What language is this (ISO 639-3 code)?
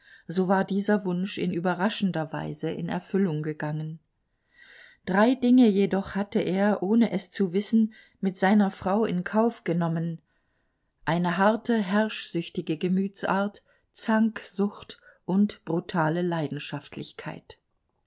deu